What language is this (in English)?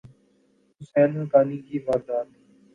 Urdu